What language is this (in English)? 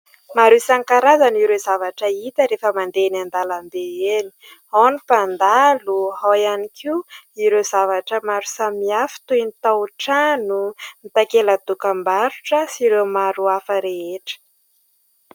Malagasy